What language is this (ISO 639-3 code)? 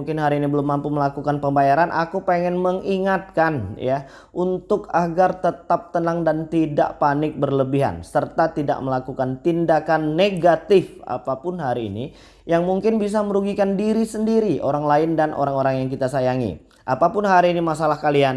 ind